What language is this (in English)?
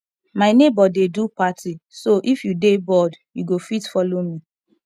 Nigerian Pidgin